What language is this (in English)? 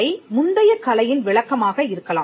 Tamil